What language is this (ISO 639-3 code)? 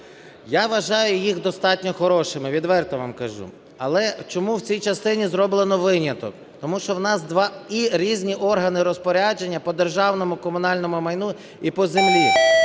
ukr